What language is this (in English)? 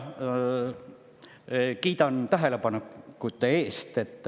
Estonian